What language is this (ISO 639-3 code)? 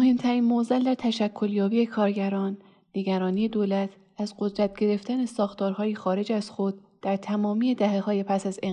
fas